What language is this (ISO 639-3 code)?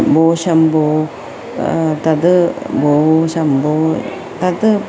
san